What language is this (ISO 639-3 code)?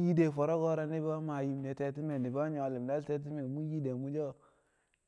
kcq